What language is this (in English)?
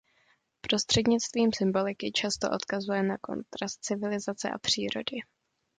Czech